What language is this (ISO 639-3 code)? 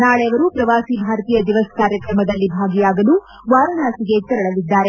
kan